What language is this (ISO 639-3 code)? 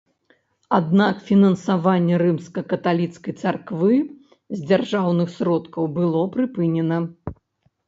bel